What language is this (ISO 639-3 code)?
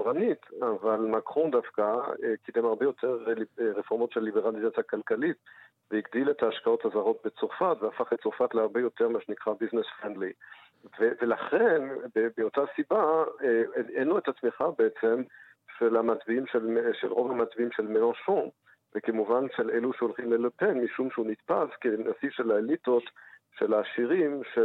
heb